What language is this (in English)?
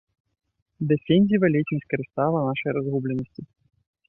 Belarusian